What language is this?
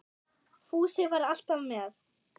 Icelandic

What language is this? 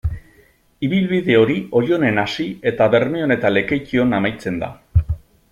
Basque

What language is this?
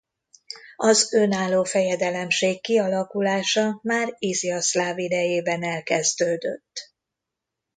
Hungarian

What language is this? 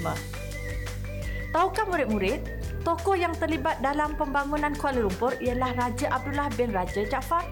Malay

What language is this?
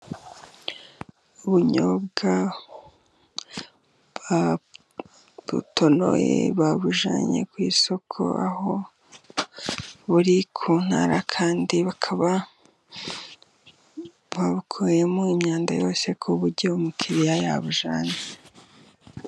Kinyarwanda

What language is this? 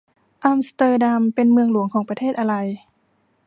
Thai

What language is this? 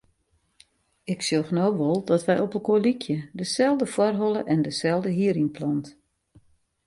Western Frisian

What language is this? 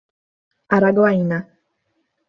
Portuguese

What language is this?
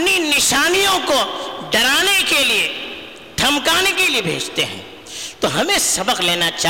Urdu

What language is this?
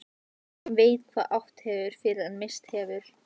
Icelandic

